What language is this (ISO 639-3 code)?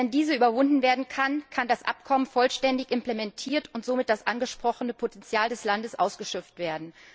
deu